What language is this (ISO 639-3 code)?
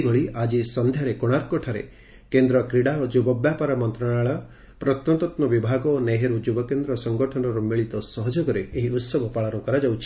ori